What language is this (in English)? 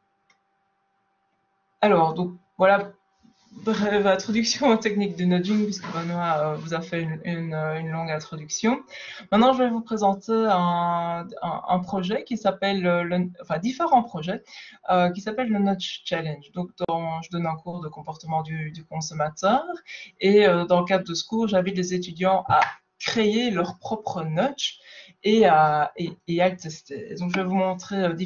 French